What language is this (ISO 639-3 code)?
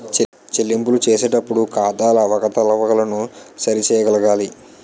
tel